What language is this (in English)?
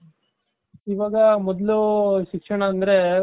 Kannada